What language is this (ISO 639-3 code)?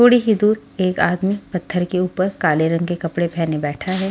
hin